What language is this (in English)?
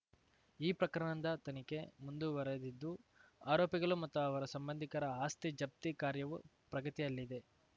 Kannada